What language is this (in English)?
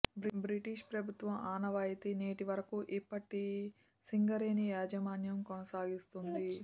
Telugu